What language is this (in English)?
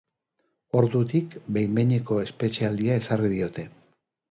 Basque